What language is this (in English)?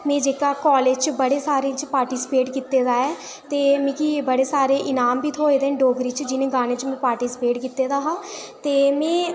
Dogri